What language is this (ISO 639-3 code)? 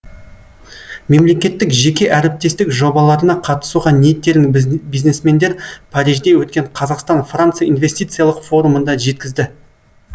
kaz